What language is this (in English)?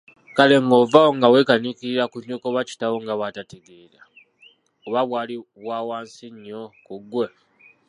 Ganda